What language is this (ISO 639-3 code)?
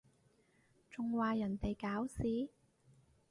yue